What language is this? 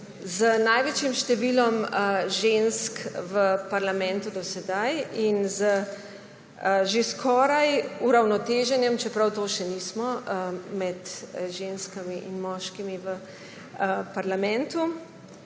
Slovenian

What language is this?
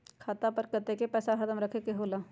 Magahi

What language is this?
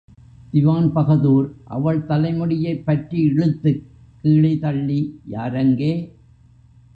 Tamil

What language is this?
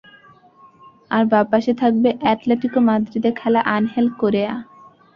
Bangla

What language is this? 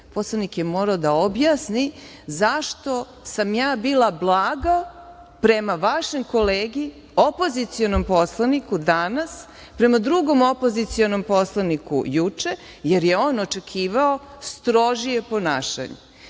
Serbian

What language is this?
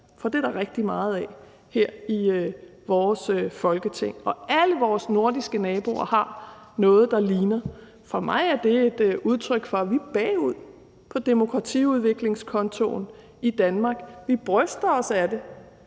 Danish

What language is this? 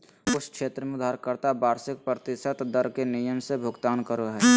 Magahi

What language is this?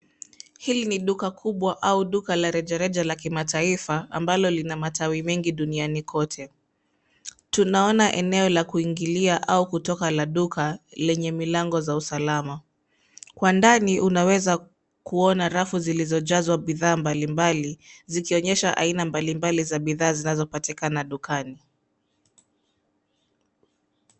Swahili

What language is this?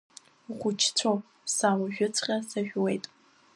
Abkhazian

